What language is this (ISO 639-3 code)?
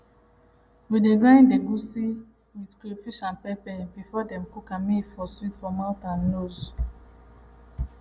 pcm